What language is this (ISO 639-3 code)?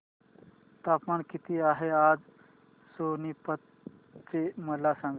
mar